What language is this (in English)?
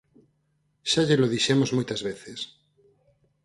Galician